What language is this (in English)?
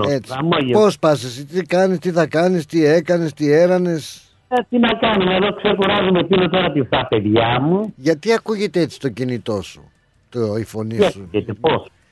Greek